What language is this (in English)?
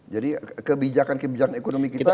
Indonesian